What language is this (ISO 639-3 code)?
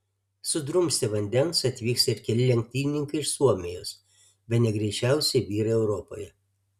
lit